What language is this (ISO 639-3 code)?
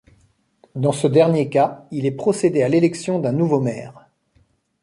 fra